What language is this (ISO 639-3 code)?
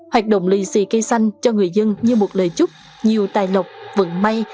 vie